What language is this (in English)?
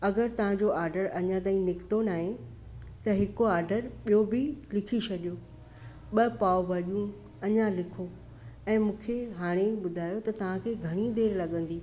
Sindhi